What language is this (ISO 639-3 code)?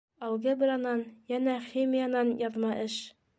bak